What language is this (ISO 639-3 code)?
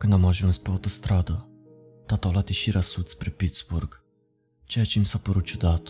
ron